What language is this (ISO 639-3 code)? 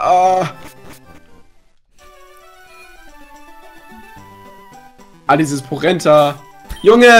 deu